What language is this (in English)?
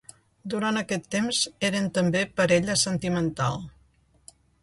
Catalan